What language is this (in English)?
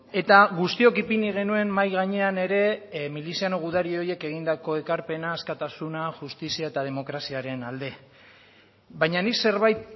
Basque